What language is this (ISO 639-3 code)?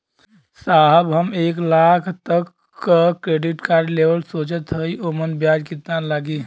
bho